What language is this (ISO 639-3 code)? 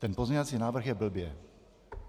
ces